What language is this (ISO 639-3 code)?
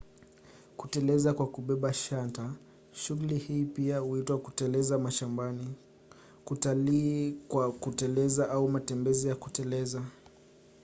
swa